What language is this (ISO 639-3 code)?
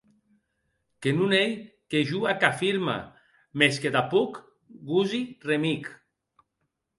oci